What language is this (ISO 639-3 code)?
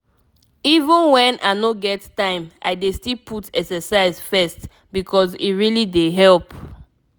pcm